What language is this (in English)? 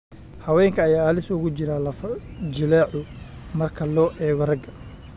Somali